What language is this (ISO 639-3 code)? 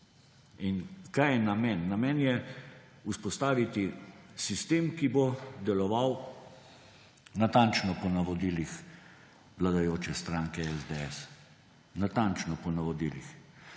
slv